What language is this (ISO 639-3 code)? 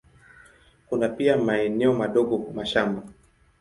swa